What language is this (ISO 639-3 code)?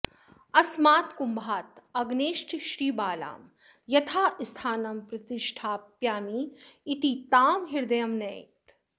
san